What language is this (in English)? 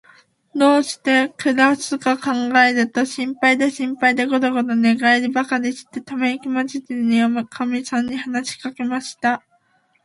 Japanese